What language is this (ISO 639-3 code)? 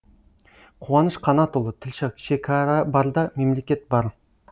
kaz